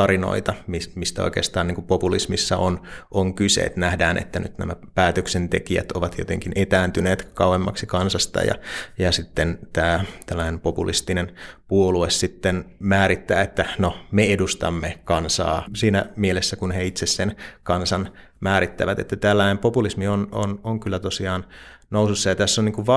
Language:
Finnish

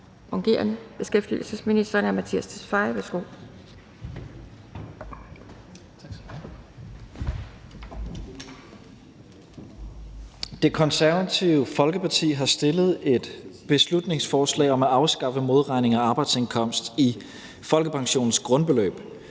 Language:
Danish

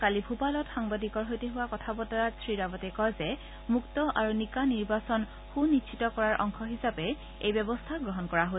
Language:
Assamese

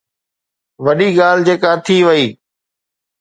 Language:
Sindhi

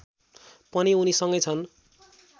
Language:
Nepali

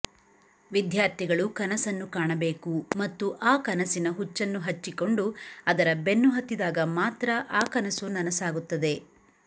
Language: Kannada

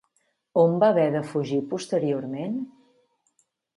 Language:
Catalan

